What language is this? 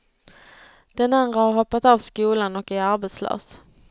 Swedish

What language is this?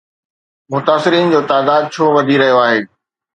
Sindhi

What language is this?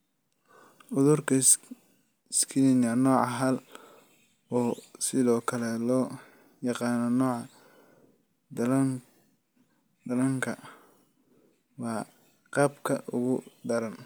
Somali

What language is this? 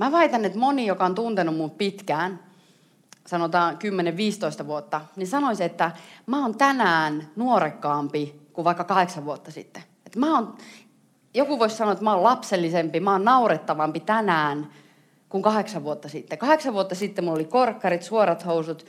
Finnish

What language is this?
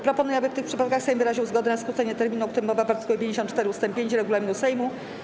Polish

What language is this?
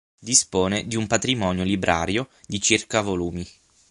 Italian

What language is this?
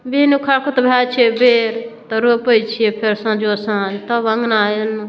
Maithili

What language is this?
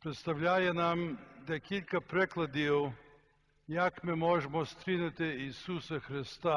Ukrainian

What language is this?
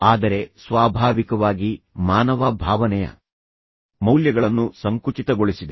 Kannada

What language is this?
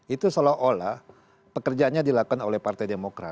Indonesian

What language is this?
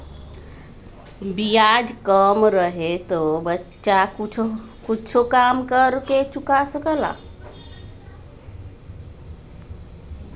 Bhojpuri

